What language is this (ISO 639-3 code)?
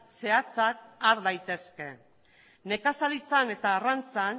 eus